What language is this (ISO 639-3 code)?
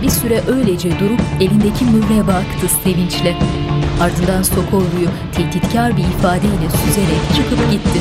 tur